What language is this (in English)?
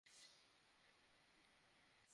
Bangla